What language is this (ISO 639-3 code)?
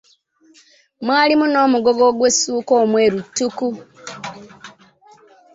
lug